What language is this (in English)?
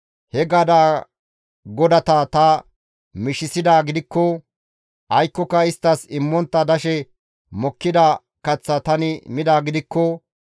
Gamo